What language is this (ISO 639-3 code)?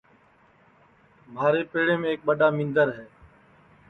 ssi